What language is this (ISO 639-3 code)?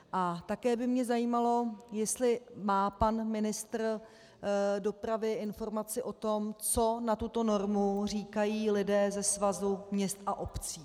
ces